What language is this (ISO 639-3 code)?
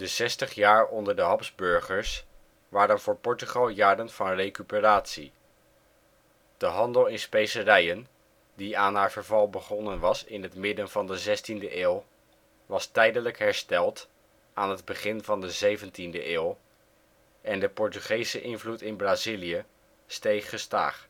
nld